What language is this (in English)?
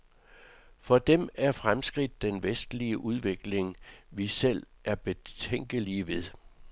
Danish